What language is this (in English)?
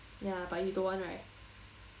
English